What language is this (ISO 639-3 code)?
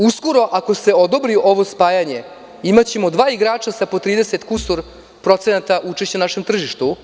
srp